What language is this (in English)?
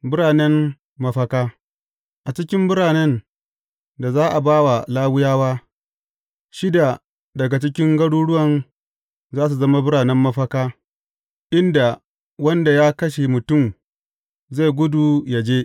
Hausa